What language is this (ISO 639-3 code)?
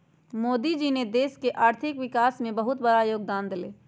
mag